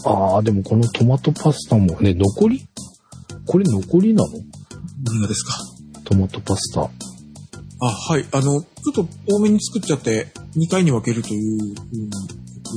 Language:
Japanese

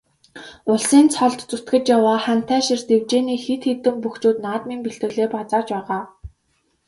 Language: Mongolian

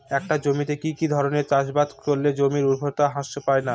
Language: Bangla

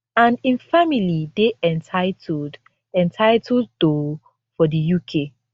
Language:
Nigerian Pidgin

